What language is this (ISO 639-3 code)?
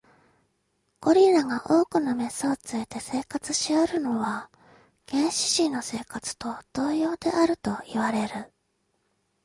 jpn